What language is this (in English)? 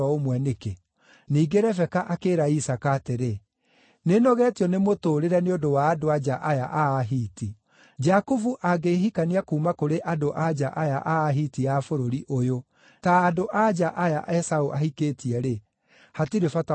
Kikuyu